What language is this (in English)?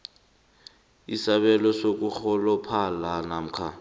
South Ndebele